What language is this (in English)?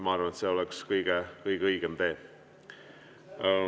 Estonian